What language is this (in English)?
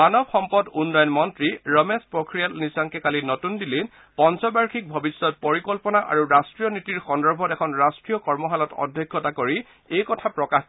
Assamese